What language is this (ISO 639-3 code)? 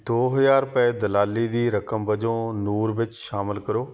pan